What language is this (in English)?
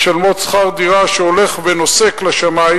Hebrew